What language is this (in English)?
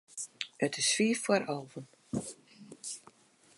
Western Frisian